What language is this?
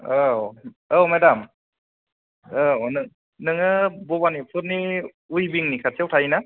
Bodo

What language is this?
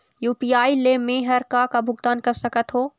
Chhattisgarhi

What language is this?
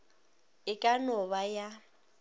Northern Sotho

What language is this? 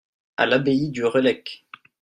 French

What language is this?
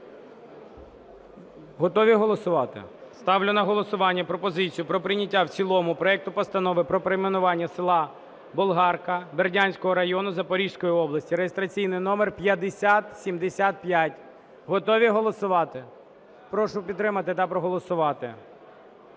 Ukrainian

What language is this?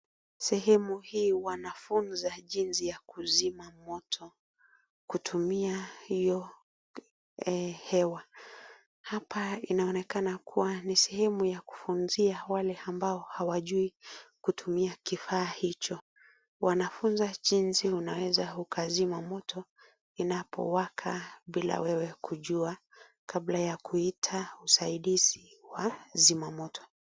Swahili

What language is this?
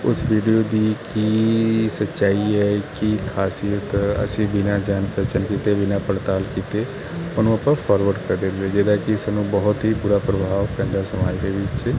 Punjabi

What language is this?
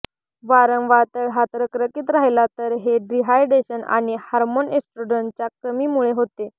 Marathi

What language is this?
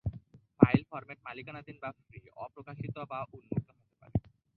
Bangla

